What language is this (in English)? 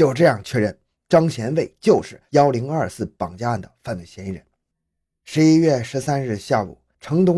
Chinese